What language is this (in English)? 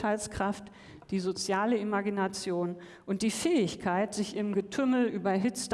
German